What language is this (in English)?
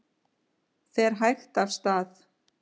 Icelandic